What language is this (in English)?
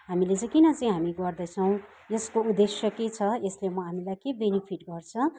Nepali